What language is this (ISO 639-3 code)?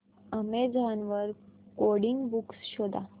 mar